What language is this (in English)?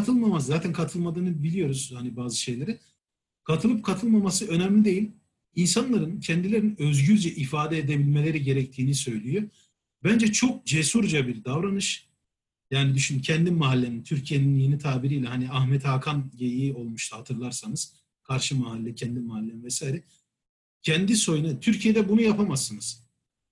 Turkish